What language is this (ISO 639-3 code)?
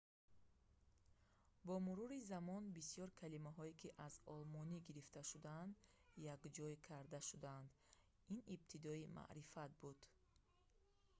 tgk